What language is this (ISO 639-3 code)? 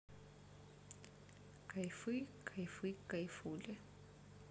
rus